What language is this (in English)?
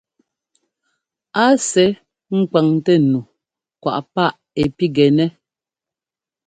Ngomba